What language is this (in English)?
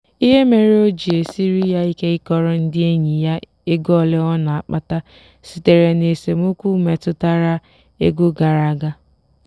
Igbo